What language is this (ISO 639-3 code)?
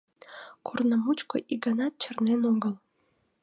chm